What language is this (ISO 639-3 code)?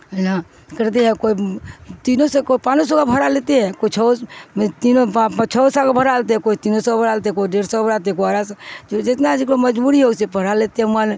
urd